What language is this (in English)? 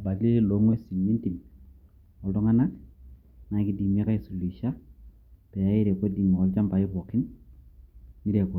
Masai